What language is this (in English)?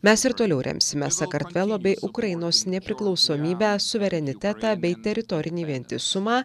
Lithuanian